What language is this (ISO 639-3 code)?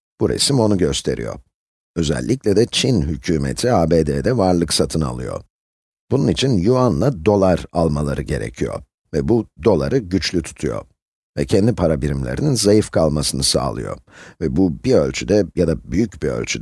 tur